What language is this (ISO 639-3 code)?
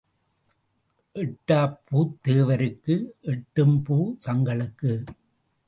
tam